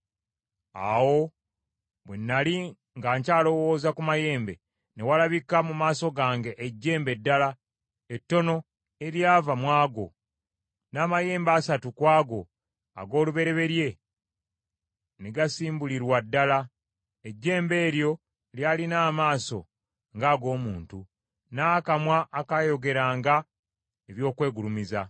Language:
Ganda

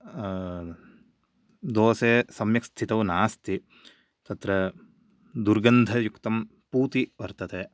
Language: Sanskrit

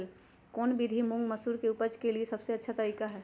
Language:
Magahi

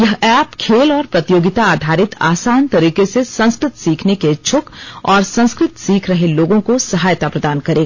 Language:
Hindi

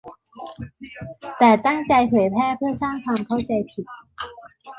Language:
Thai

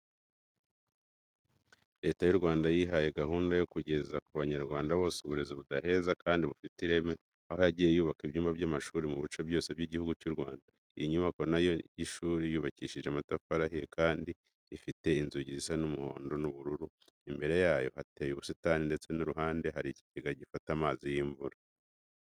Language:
Kinyarwanda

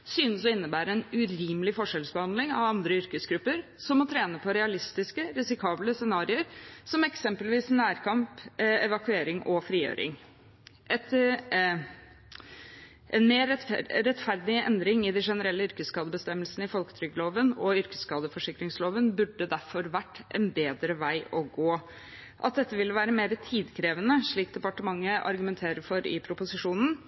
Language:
Norwegian Bokmål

